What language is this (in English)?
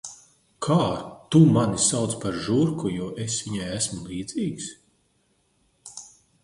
Latvian